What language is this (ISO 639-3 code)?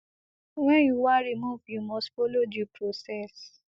pcm